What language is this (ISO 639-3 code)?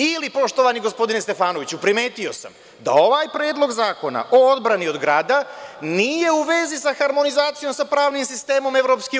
srp